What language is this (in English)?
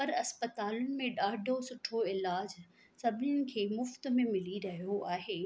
Sindhi